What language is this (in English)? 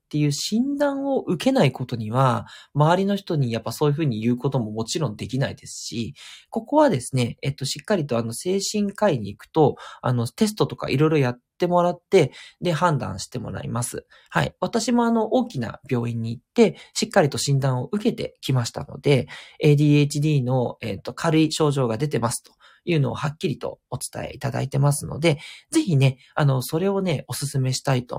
Japanese